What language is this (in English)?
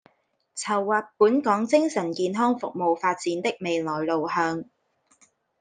Cantonese